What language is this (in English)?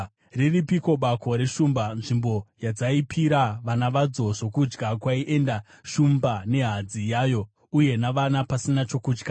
Shona